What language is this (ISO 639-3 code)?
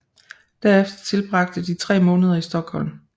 dan